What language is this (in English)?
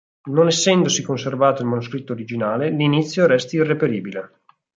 Italian